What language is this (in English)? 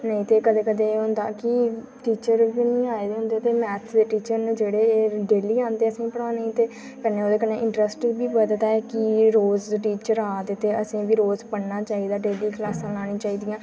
Dogri